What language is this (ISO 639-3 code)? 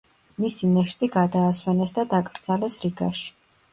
kat